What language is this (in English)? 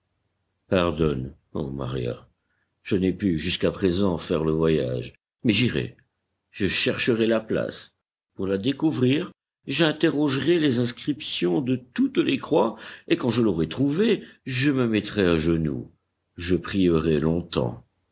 French